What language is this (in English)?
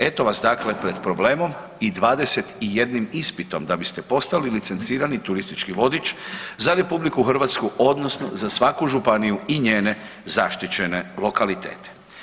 Croatian